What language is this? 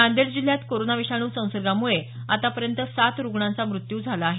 Marathi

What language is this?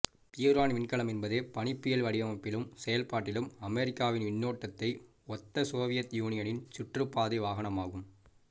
Tamil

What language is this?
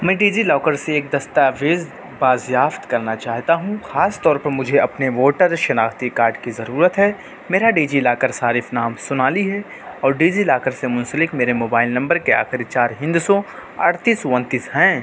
Urdu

